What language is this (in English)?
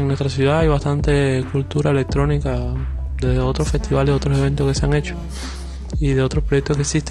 Spanish